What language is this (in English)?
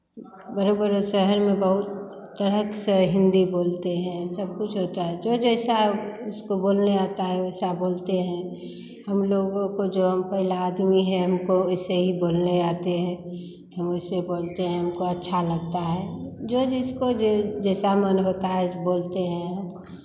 Hindi